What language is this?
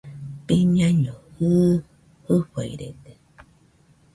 Nüpode Huitoto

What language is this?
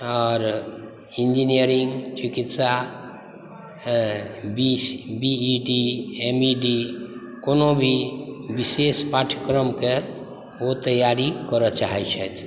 Maithili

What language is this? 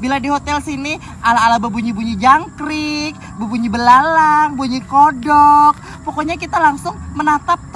Indonesian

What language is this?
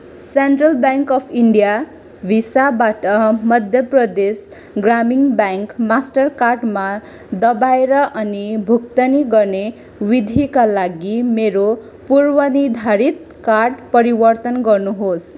Nepali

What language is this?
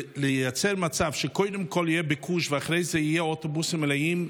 Hebrew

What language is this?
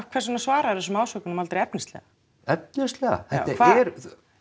Icelandic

